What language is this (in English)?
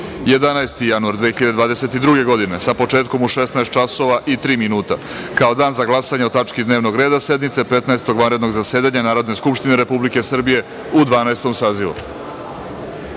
Serbian